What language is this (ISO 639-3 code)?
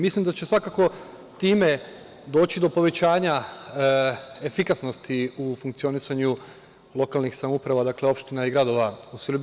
srp